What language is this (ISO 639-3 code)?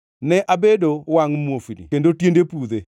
luo